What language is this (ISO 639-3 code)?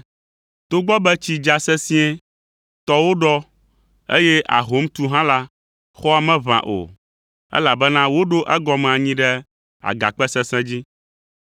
ewe